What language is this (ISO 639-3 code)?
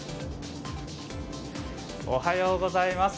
jpn